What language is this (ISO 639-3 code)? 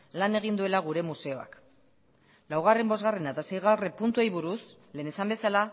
eus